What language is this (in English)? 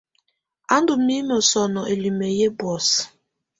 Tunen